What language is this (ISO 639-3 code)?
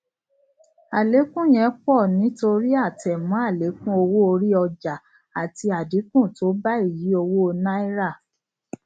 yor